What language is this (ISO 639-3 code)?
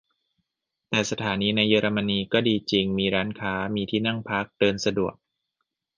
tha